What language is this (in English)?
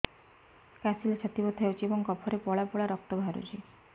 Odia